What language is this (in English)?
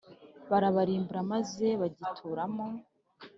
Kinyarwanda